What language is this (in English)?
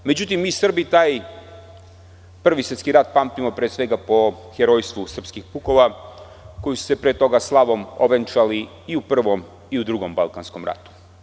Serbian